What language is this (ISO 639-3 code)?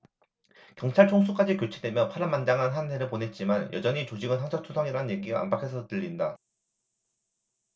kor